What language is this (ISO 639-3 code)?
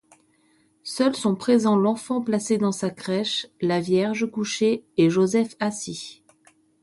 fra